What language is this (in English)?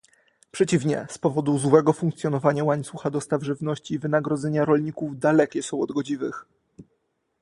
Polish